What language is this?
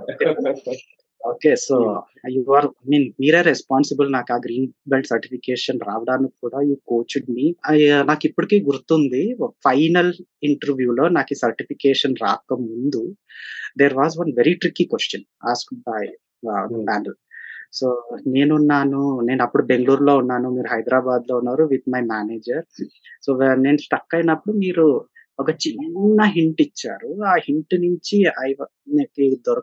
Telugu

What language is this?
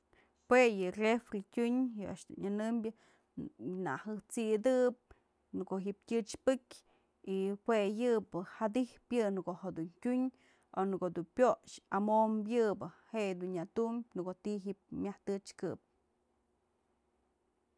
Mazatlán Mixe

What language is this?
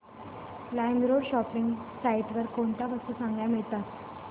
Marathi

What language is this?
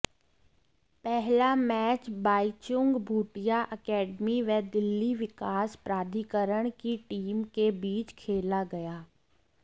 Hindi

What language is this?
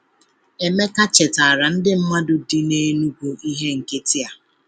Igbo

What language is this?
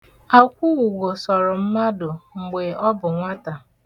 Igbo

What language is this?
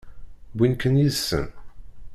Kabyle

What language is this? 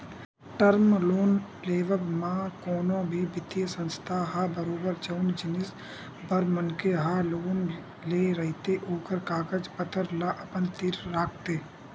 Chhattisgarhi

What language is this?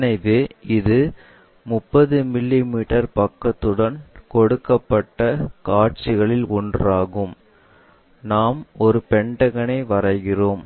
Tamil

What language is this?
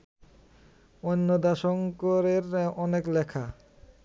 Bangla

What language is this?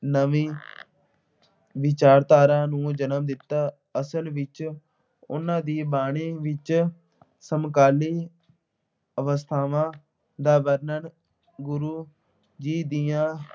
Punjabi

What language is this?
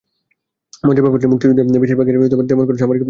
Bangla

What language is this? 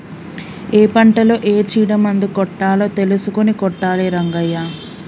Telugu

